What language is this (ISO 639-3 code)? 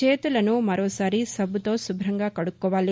tel